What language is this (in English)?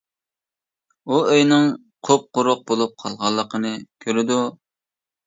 Uyghur